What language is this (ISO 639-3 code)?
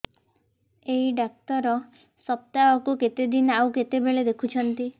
ori